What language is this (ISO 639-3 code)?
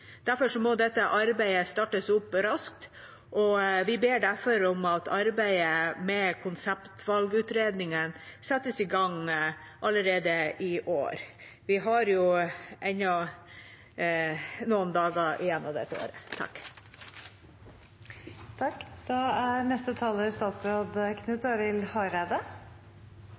nob